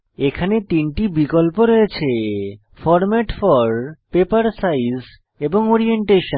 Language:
Bangla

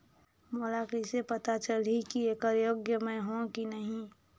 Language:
Chhattisgarhi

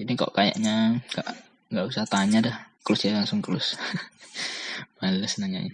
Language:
Indonesian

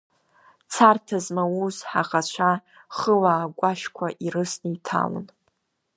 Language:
Abkhazian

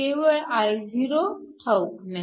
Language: Marathi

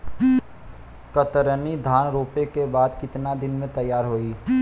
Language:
Bhojpuri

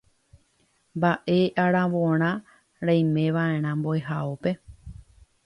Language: Guarani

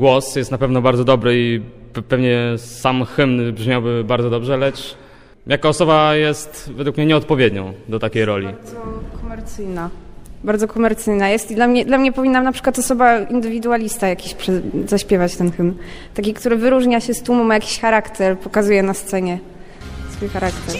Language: Polish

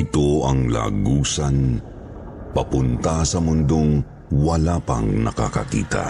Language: Filipino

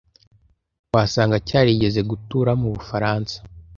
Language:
Kinyarwanda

